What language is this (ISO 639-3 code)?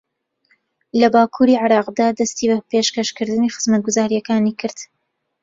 ckb